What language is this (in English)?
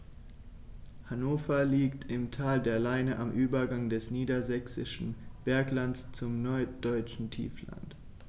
German